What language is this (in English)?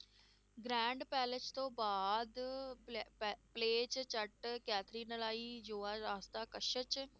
Punjabi